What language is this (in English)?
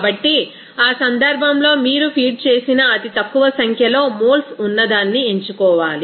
Telugu